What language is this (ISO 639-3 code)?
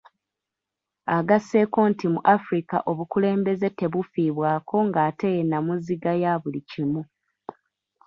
lug